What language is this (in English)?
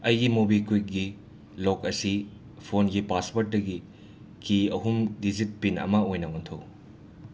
Manipuri